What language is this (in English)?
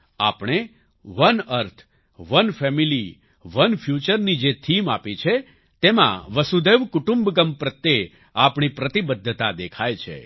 Gujarati